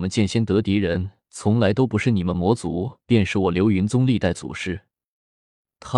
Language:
Chinese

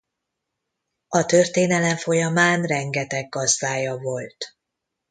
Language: Hungarian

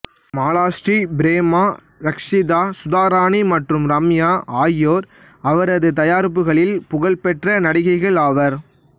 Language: Tamil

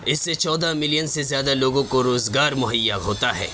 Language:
Urdu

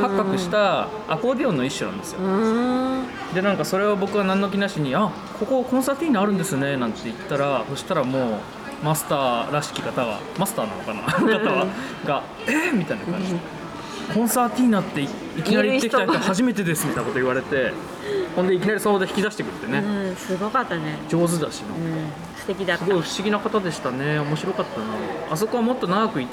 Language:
Japanese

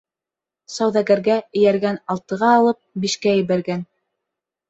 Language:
Bashkir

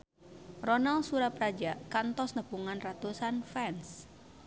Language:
Sundanese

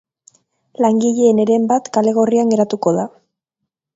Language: Basque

